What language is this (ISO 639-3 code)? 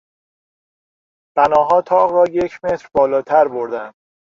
fas